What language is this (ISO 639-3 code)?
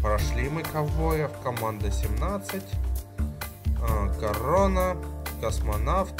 rus